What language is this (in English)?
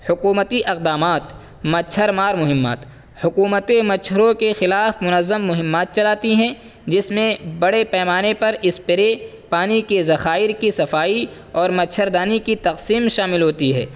Urdu